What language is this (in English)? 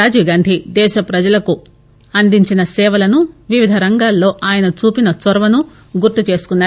Telugu